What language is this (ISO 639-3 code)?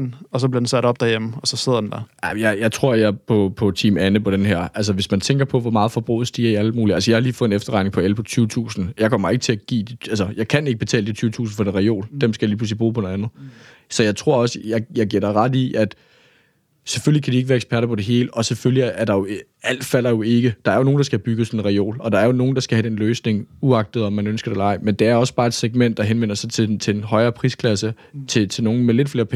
dan